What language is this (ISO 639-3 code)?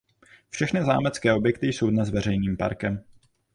ces